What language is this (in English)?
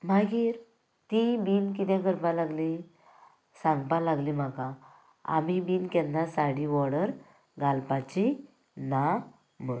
Konkani